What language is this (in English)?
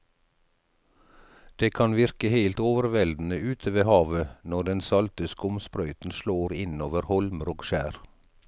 Norwegian